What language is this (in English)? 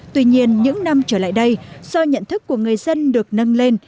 Vietnamese